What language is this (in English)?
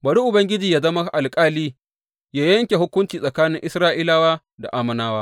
Hausa